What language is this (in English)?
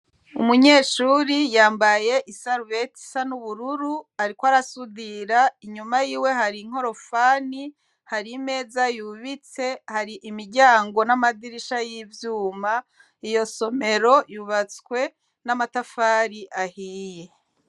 Rundi